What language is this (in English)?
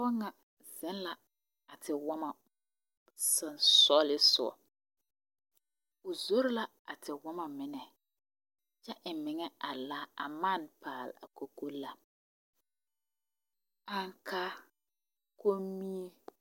Southern Dagaare